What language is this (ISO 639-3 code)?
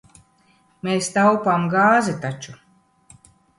lav